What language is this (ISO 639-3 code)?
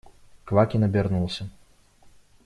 rus